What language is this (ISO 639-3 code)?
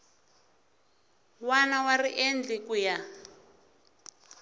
tso